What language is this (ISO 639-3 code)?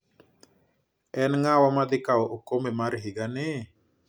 luo